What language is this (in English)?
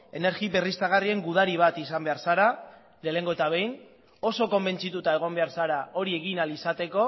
Basque